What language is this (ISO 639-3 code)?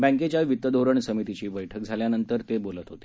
mar